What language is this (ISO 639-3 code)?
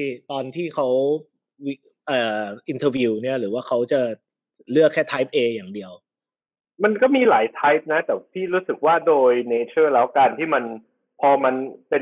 tha